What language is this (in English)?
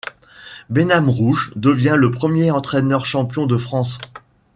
French